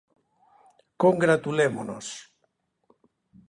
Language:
Galician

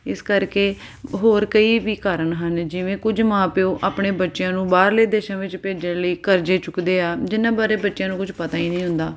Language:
Punjabi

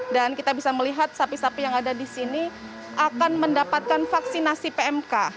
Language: Indonesian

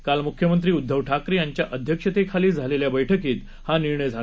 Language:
Marathi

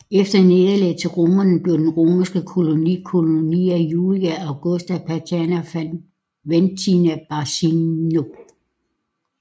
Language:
Danish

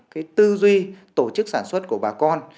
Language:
Vietnamese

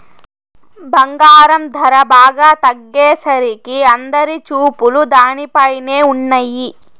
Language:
Telugu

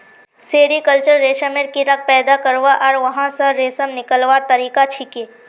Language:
Magahi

